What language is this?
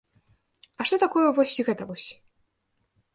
Belarusian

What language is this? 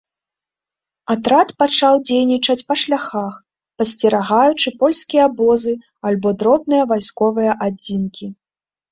Belarusian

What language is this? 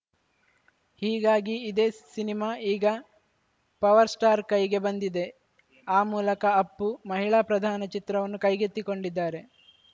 Kannada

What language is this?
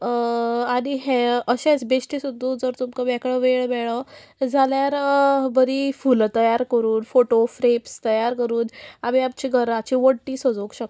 Konkani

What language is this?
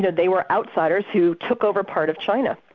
English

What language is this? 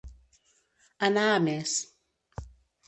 Catalan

